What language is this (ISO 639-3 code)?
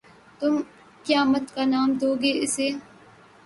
urd